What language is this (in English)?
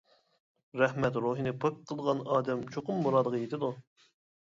Uyghur